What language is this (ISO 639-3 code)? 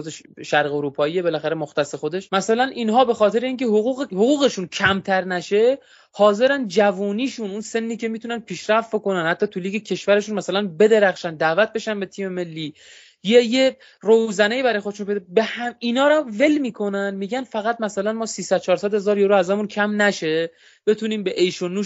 fas